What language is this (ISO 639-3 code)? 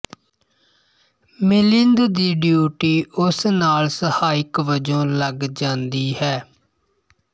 pan